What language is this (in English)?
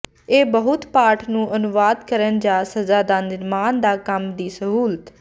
Punjabi